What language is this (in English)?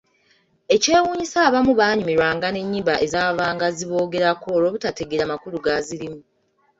Ganda